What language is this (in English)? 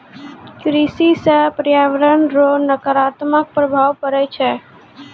Maithili